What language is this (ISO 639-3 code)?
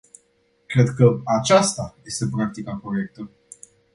ron